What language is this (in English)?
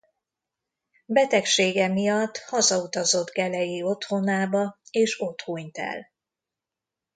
Hungarian